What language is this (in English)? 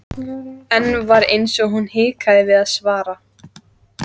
Icelandic